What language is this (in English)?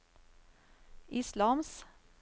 Norwegian